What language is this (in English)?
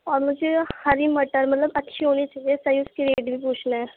Urdu